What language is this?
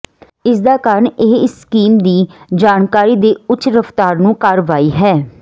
Punjabi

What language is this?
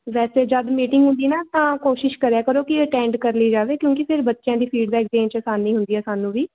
Punjabi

